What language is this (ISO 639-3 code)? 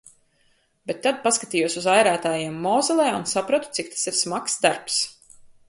lav